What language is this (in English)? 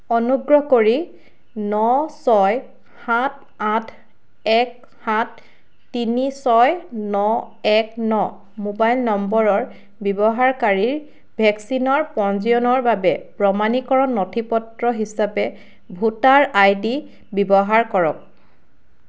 Assamese